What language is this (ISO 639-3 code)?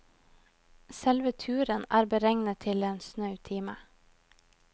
nor